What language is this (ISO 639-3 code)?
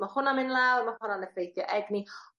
cym